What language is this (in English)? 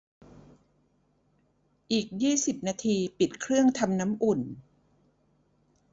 Thai